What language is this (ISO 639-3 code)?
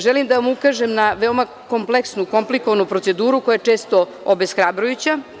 srp